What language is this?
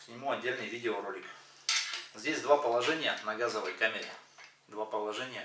Russian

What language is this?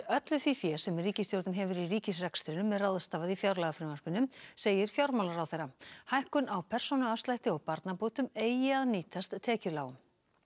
Icelandic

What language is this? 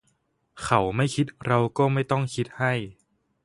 Thai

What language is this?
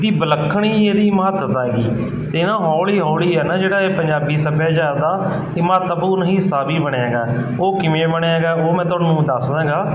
Punjabi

